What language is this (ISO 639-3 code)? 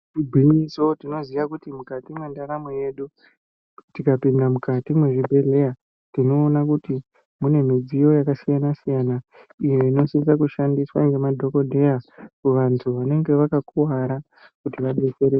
ndc